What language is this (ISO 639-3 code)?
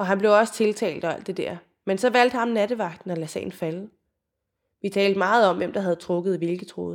dan